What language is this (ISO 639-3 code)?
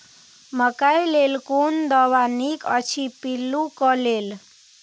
mai